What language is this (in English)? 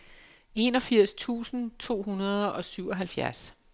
Danish